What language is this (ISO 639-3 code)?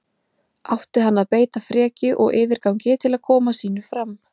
isl